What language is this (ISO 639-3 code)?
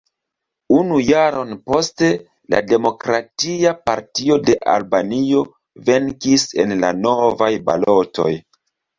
epo